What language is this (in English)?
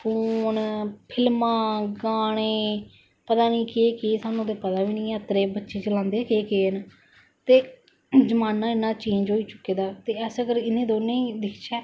Dogri